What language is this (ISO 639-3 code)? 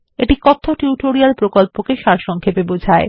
ben